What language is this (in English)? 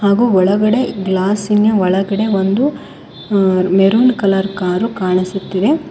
Kannada